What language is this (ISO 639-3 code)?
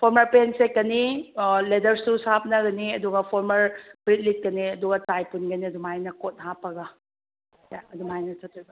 mni